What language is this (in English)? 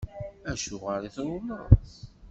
Kabyle